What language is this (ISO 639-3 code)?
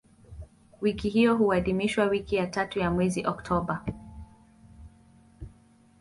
swa